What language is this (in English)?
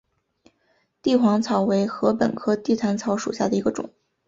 Chinese